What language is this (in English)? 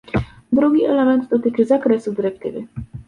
Polish